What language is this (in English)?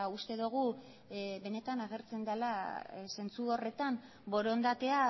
Basque